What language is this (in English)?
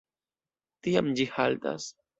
Esperanto